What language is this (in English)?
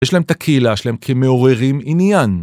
Hebrew